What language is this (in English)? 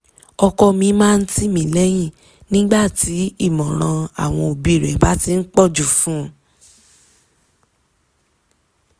Yoruba